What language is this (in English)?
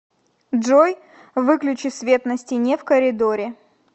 Russian